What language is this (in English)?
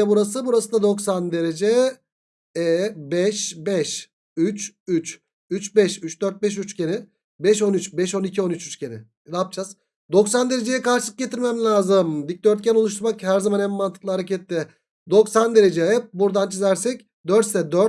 Turkish